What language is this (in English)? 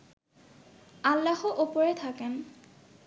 Bangla